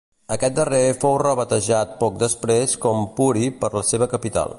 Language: Catalan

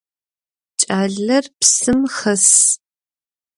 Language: Adyghe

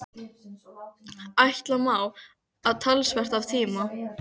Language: Icelandic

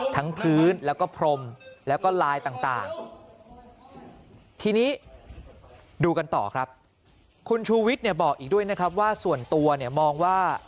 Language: Thai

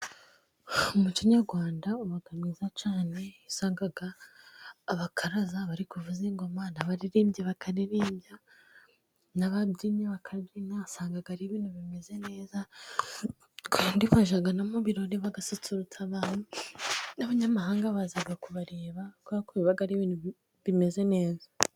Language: Kinyarwanda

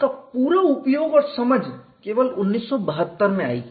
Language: Hindi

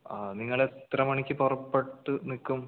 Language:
Malayalam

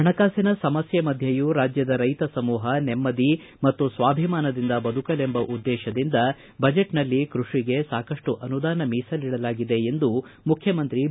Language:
Kannada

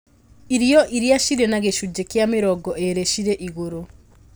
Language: Kikuyu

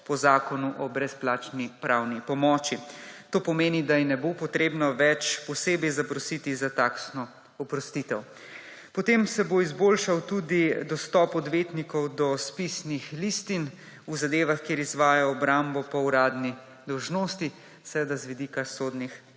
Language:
Slovenian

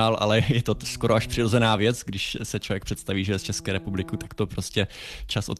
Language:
Czech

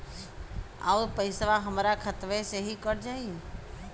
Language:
Bhojpuri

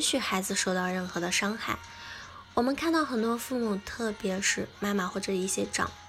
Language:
Chinese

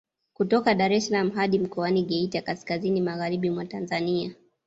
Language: Swahili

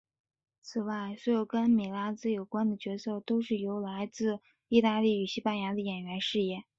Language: Chinese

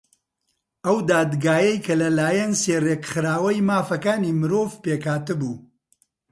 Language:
Central Kurdish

